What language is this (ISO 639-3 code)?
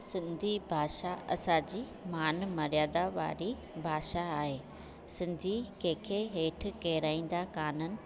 snd